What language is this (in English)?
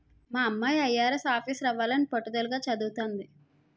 Telugu